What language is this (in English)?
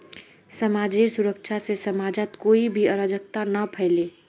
Magahi